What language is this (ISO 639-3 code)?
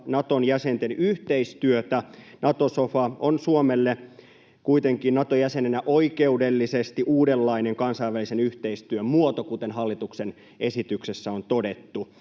fin